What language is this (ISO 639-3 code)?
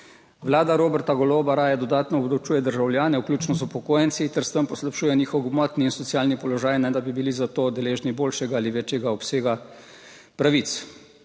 slv